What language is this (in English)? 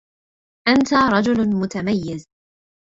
Arabic